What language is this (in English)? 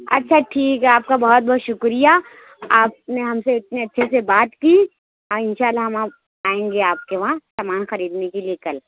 Urdu